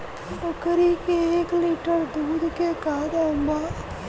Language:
Bhojpuri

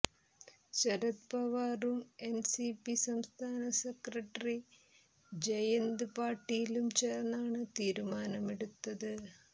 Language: Malayalam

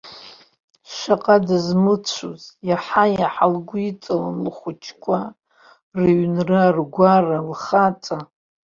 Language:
Abkhazian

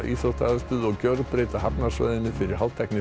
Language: Icelandic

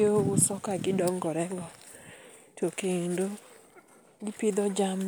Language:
Luo (Kenya and Tanzania)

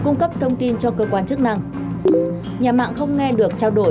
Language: Vietnamese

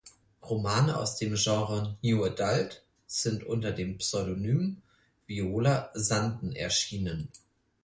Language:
German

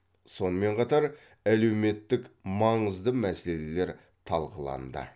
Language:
Kazakh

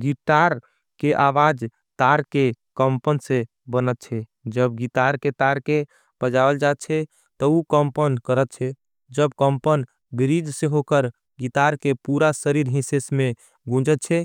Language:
Angika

